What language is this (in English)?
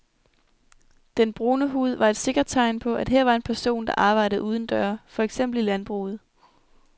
Danish